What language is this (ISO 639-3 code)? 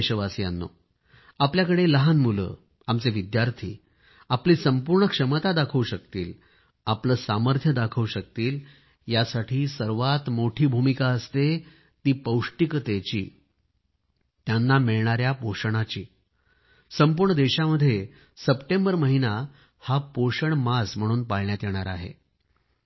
mar